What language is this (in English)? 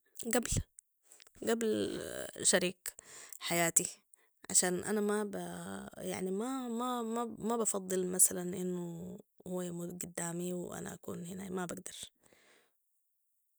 Sudanese Arabic